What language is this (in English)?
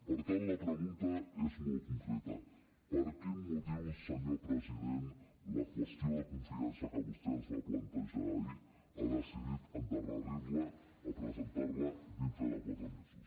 Catalan